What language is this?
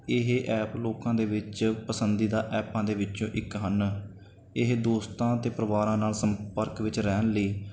Punjabi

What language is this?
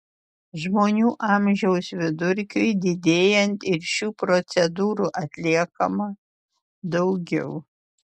Lithuanian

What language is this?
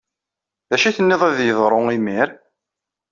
Kabyle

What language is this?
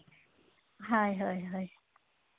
Santali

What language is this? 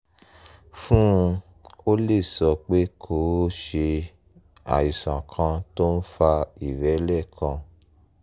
Yoruba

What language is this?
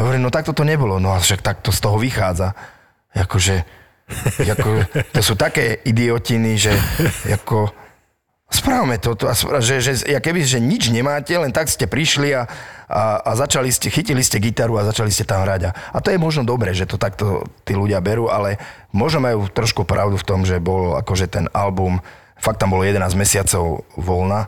Slovak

